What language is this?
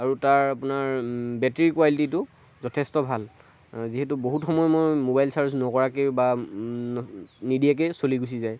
Assamese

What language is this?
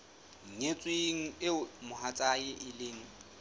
Southern Sotho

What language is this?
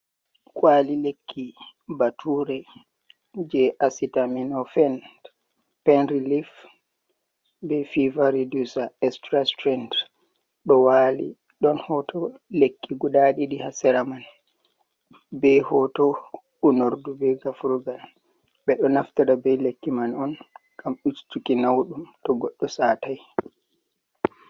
Fula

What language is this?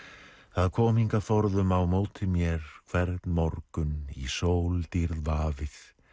Icelandic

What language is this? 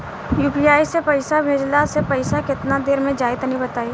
Bhojpuri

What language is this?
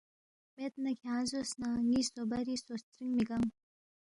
Balti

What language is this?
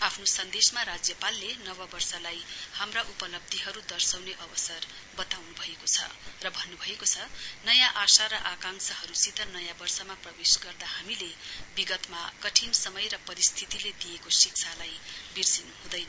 Nepali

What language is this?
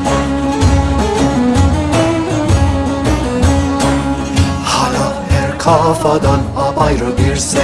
Turkish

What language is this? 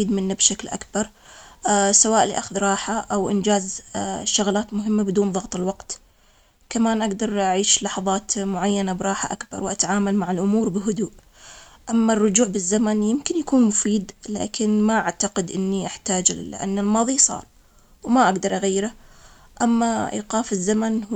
Omani Arabic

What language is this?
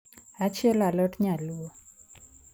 Luo (Kenya and Tanzania)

